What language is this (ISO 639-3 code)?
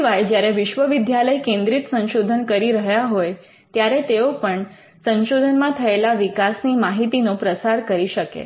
guj